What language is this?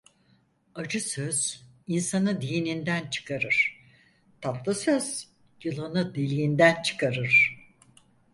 Turkish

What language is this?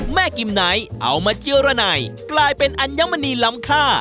Thai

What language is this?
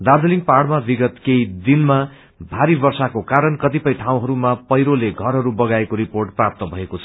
Nepali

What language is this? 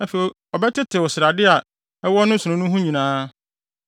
Akan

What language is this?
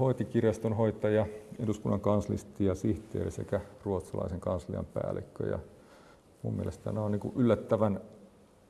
Finnish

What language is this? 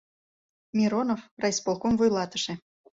Mari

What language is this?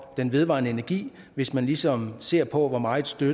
Danish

